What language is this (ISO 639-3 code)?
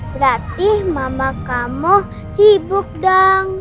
ind